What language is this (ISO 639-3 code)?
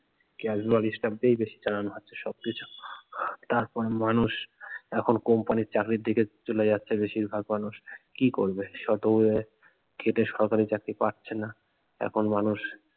ben